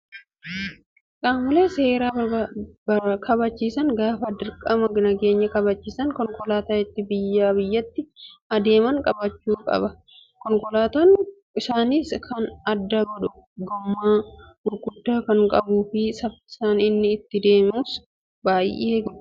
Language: Oromo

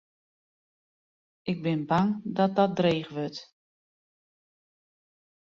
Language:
Western Frisian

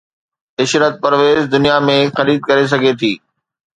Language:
Sindhi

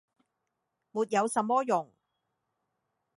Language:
Cantonese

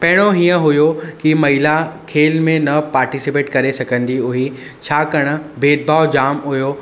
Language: Sindhi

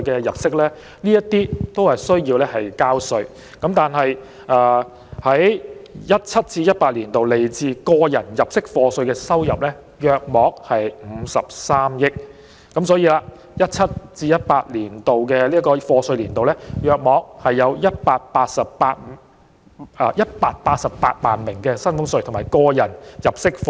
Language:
Cantonese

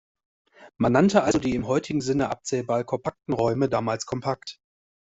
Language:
German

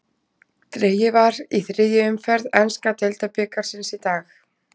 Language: Icelandic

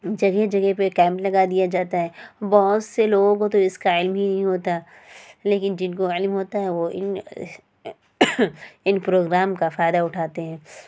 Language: Urdu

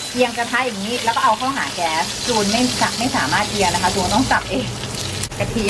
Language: Thai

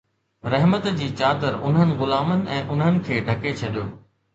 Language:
Sindhi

